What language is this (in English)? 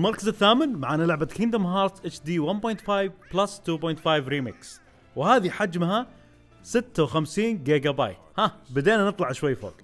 Arabic